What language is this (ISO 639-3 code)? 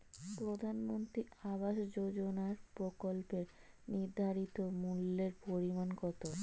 ben